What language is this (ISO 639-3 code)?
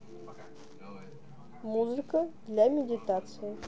rus